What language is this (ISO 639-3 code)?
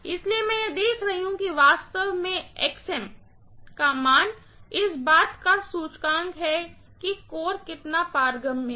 hin